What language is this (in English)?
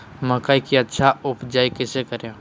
Magahi